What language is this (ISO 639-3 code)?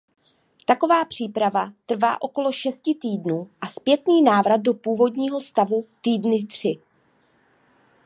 ces